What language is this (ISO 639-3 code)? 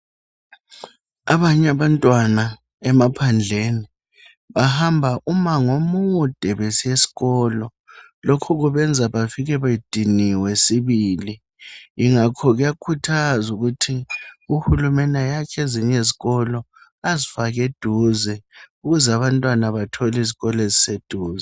nde